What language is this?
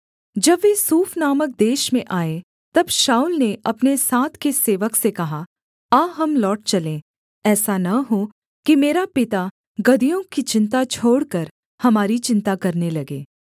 Hindi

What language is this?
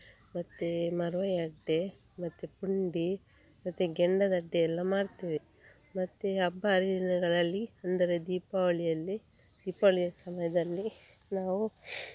Kannada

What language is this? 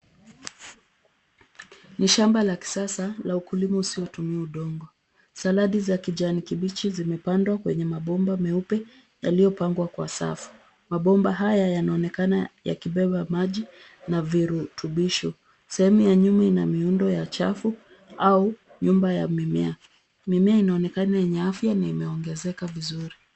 Swahili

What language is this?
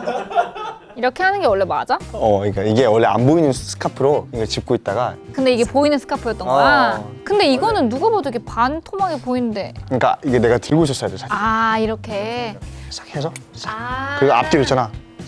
Korean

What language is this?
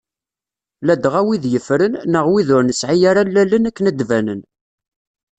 Kabyle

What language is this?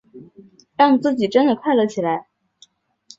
Chinese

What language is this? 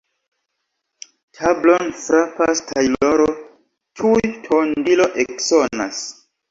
Esperanto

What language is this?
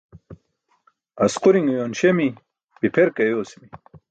Burushaski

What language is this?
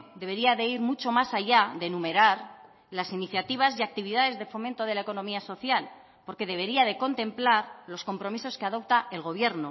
Spanish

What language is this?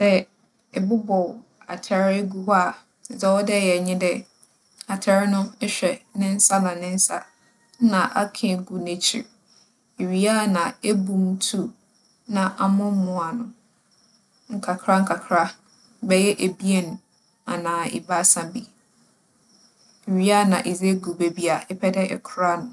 Akan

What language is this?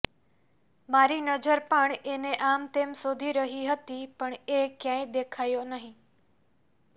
Gujarati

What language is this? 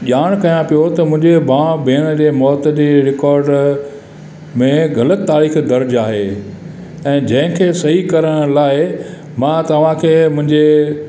Sindhi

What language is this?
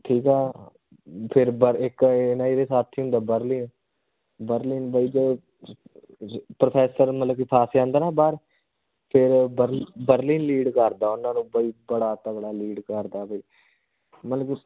Punjabi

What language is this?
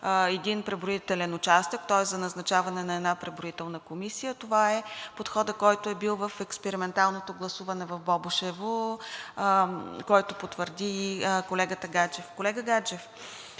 Bulgarian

